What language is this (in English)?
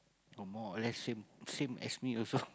English